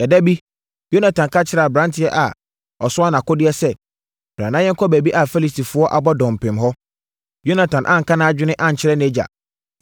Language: Akan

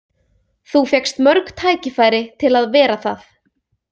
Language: Icelandic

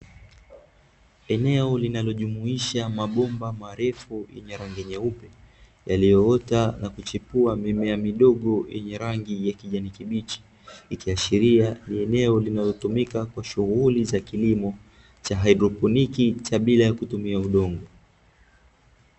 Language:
Swahili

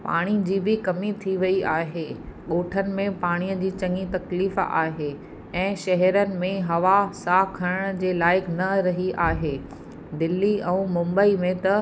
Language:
Sindhi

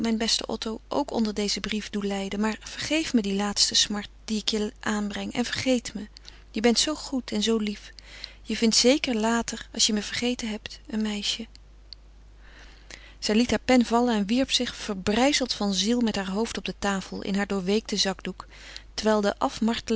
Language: Dutch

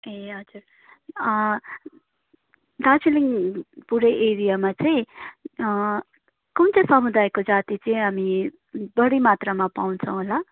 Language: Nepali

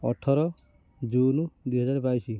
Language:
Odia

